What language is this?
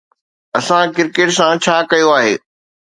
Sindhi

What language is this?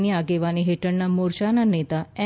Gujarati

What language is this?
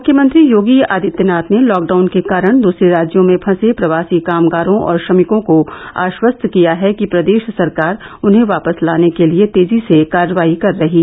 Hindi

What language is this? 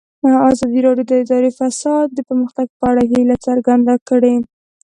Pashto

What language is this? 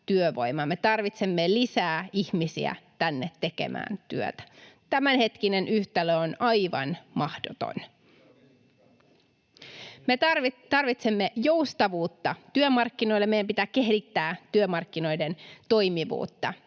Finnish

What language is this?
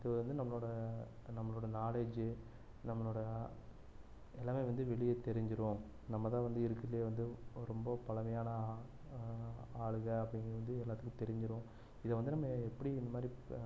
Tamil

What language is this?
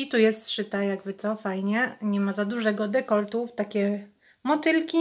Polish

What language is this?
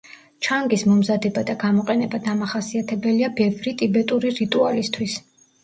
Georgian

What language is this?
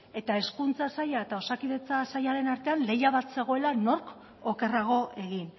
Basque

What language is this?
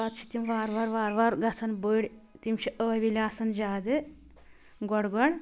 Kashmiri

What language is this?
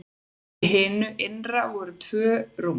Icelandic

